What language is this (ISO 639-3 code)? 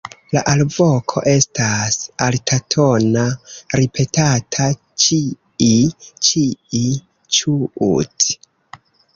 epo